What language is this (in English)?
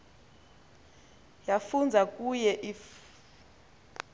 Xhosa